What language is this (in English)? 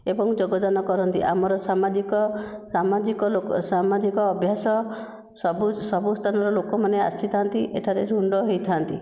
Odia